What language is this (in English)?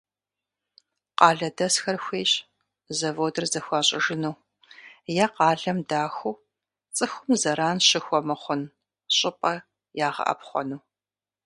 Kabardian